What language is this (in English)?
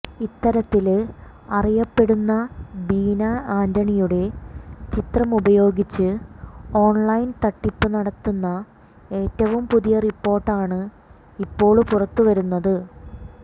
Malayalam